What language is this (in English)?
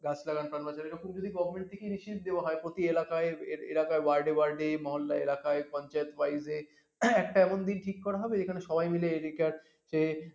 Bangla